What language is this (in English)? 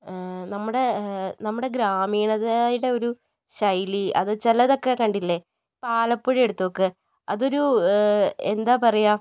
Malayalam